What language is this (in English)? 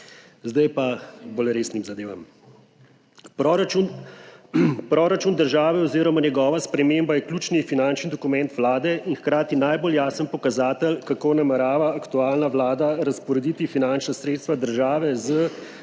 Slovenian